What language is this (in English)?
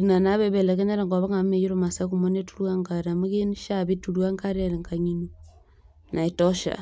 Masai